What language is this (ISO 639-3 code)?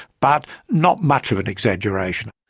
eng